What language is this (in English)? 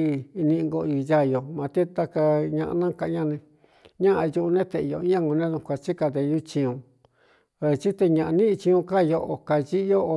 Cuyamecalco Mixtec